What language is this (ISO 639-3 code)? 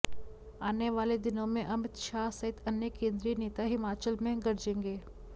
hin